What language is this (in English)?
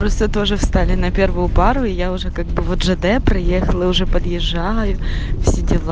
Russian